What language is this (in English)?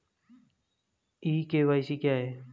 Hindi